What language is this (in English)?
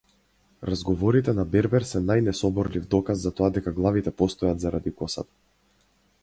Macedonian